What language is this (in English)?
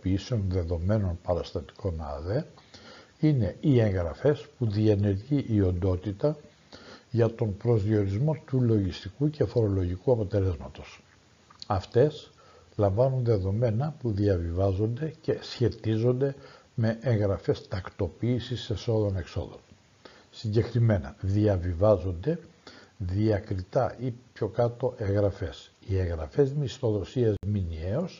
Greek